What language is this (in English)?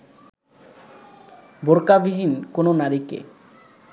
Bangla